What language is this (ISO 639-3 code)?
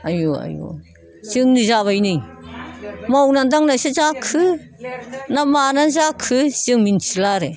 brx